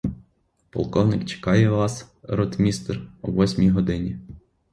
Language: Ukrainian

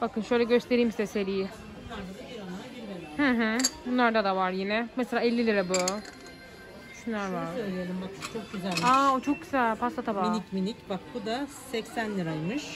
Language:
Turkish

